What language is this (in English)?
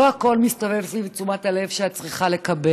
Hebrew